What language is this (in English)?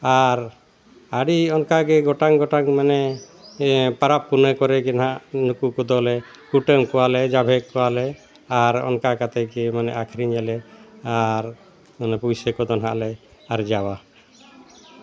Santali